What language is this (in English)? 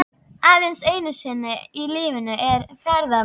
Icelandic